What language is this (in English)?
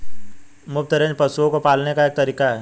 Hindi